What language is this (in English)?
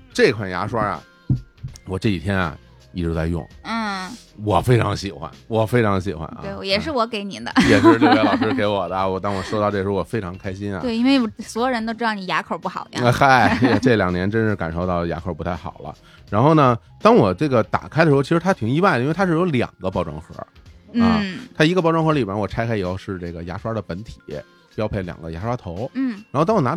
Chinese